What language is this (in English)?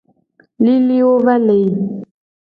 Gen